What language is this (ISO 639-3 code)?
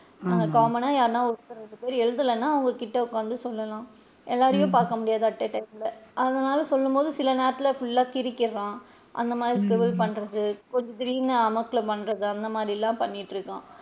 tam